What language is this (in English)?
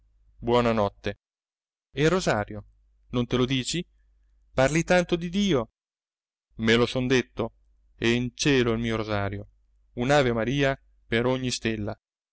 Italian